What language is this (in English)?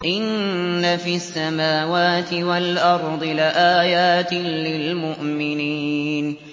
Arabic